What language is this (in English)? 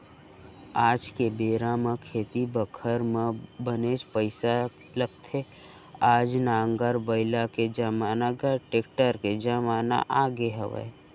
Chhattisgarhi